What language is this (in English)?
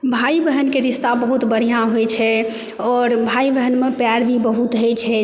Maithili